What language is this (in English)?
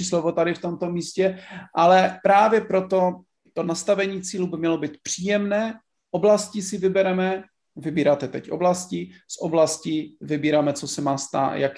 Czech